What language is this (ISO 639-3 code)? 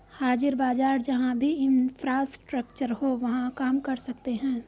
hin